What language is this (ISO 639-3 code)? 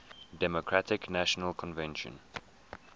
eng